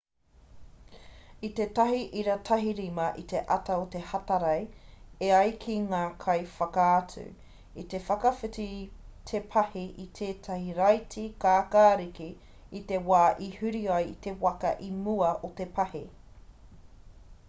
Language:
Māori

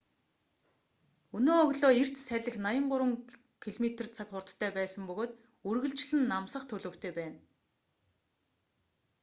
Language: Mongolian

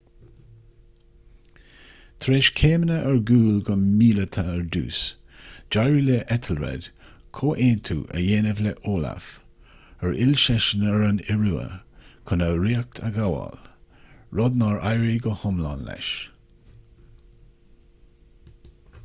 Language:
Irish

